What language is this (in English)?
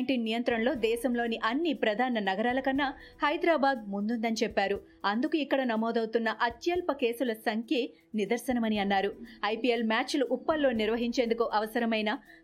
Telugu